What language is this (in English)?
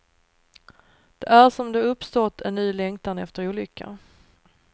Swedish